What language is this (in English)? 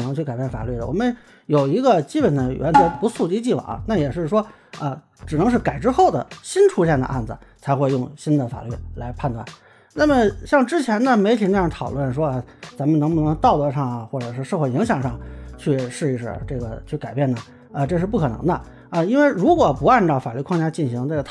Chinese